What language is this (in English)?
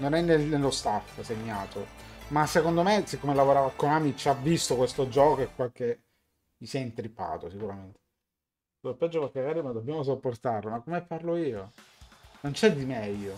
Italian